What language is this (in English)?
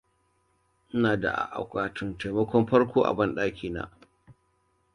Hausa